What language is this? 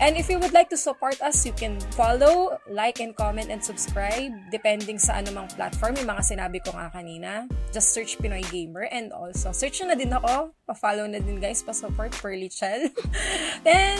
Filipino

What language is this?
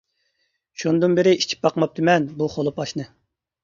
Uyghur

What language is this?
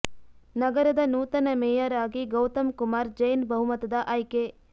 Kannada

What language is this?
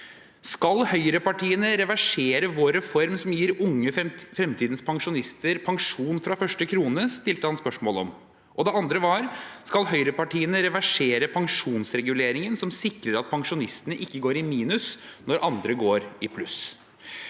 Norwegian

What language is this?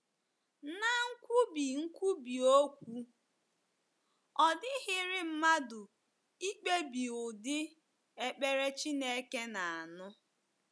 Igbo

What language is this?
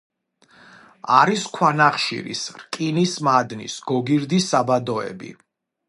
Georgian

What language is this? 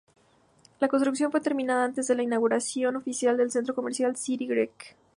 Spanish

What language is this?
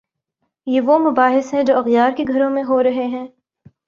Urdu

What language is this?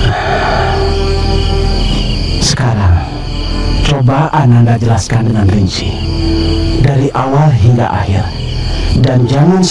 Indonesian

